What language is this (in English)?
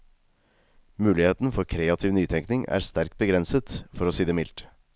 Norwegian